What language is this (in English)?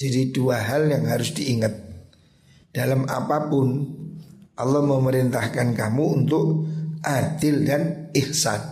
Indonesian